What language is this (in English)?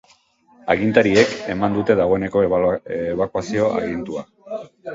Basque